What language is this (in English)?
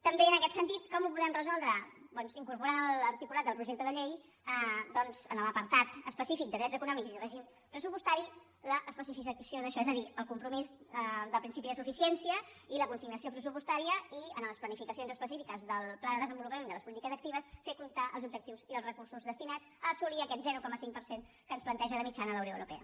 Catalan